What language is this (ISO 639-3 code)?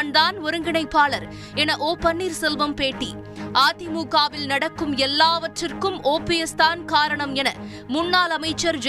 tam